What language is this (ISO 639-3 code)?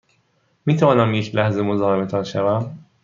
fas